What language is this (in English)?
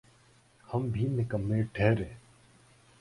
Urdu